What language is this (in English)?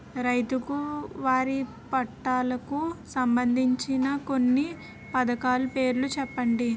Telugu